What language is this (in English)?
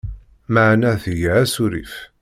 Kabyle